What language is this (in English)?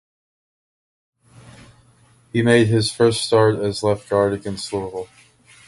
English